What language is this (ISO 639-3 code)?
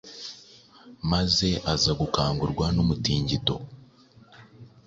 kin